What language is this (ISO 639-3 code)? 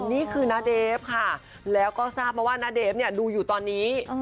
tha